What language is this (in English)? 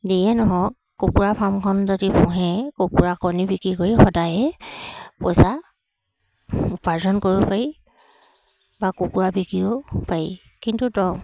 Assamese